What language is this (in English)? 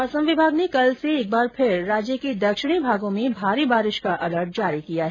Hindi